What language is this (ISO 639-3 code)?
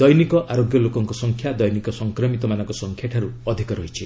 ori